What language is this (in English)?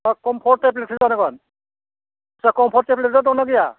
Bodo